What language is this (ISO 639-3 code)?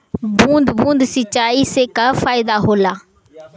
bho